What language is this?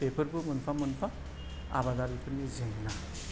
Bodo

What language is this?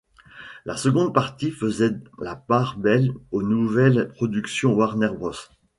French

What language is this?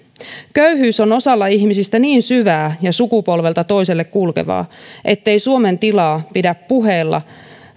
Finnish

